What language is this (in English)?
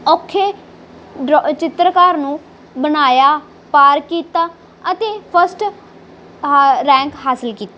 Punjabi